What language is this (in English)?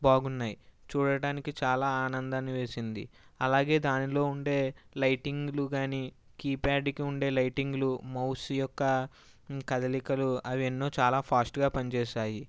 Telugu